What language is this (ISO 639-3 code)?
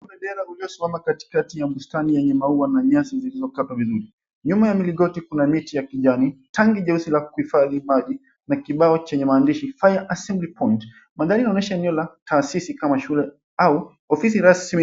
swa